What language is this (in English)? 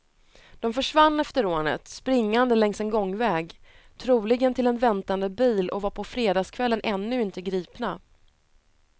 Swedish